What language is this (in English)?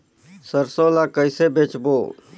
Chhattisgarhi